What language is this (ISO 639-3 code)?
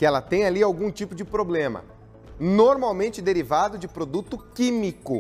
por